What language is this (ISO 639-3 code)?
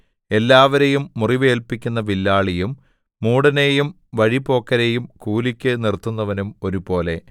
mal